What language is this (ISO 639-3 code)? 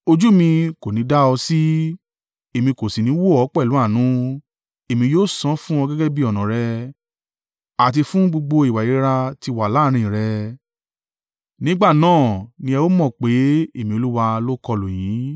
yor